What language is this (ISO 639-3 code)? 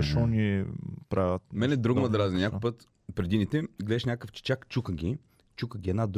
bul